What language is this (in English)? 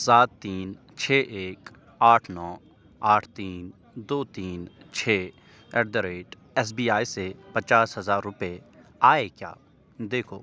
Urdu